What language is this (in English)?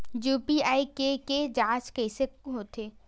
Chhattisgarhi